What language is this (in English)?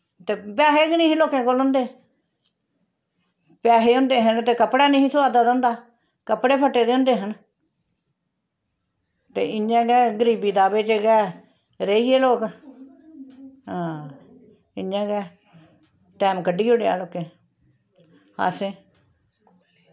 Dogri